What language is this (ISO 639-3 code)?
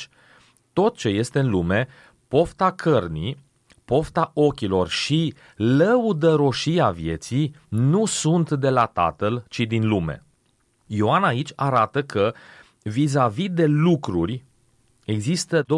ron